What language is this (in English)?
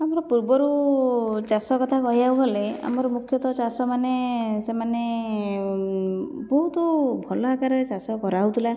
Odia